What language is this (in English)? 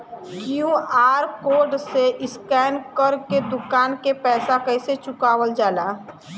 Bhojpuri